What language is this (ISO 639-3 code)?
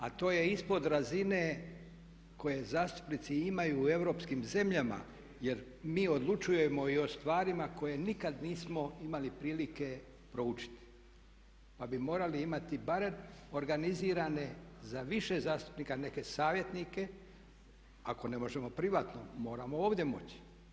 hrv